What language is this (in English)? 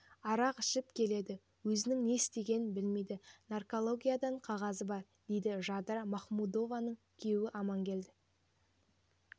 Kazakh